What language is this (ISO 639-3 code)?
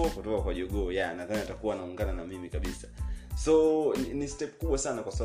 swa